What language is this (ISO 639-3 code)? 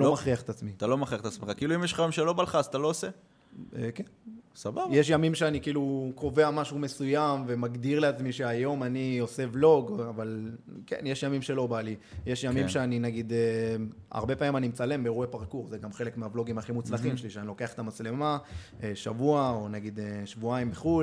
heb